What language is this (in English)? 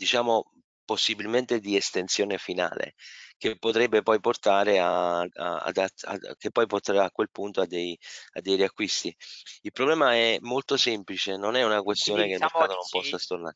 Italian